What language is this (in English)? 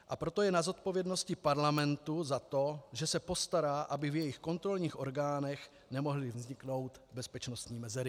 Czech